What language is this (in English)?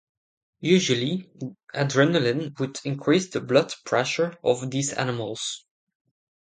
English